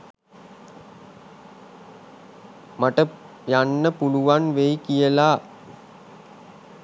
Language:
Sinhala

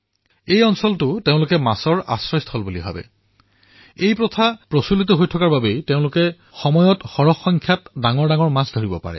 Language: Assamese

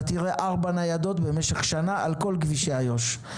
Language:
Hebrew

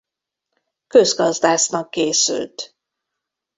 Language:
Hungarian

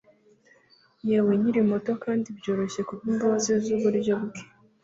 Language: Kinyarwanda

